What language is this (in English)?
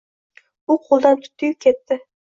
Uzbek